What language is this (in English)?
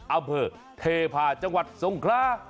Thai